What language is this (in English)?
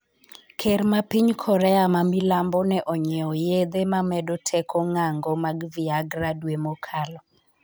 Luo (Kenya and Tanzania)